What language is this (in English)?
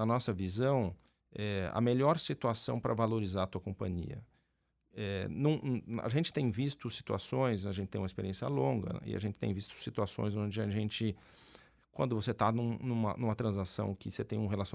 Portuguese